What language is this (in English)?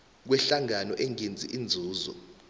South Ndebele